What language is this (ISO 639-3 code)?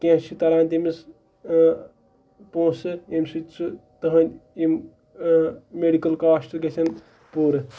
kas